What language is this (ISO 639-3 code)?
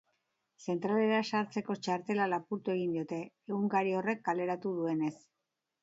eus